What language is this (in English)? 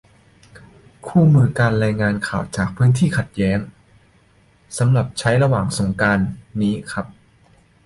Thai